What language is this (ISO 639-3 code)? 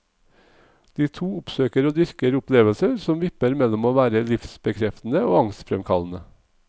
nor